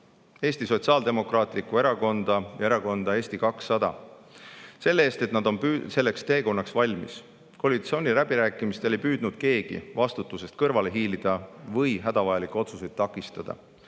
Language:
Estonian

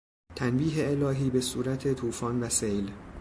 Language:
Persian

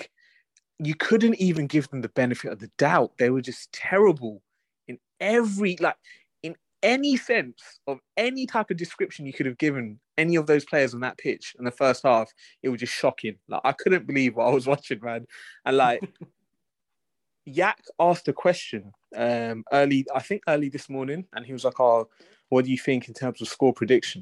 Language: English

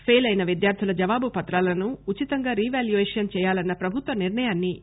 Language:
Telugu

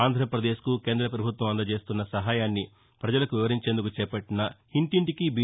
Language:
Telugu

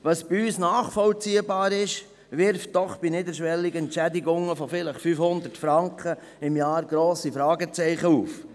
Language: Swiss German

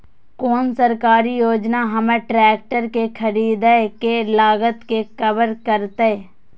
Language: Maithili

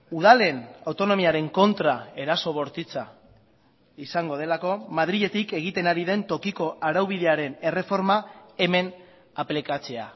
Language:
Basque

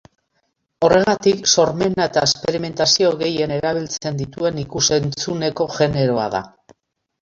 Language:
Basque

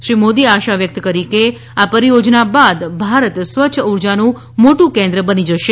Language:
Gujarati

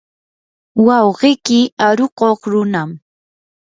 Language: Yanahuanca Pasco Quechua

